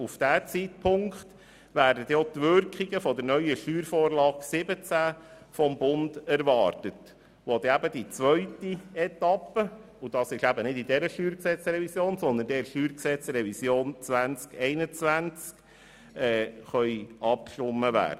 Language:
Swiss German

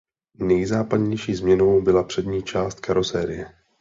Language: Czech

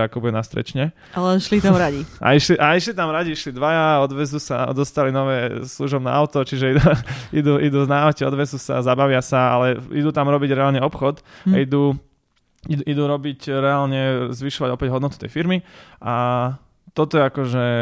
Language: Slovak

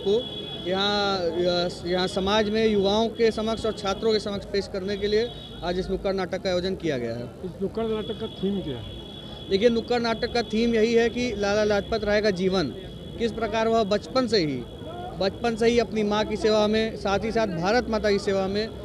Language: Hindi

